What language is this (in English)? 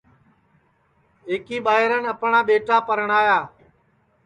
Sansi